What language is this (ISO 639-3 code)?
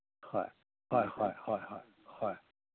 mni